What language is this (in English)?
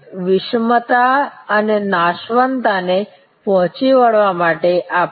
Gujarati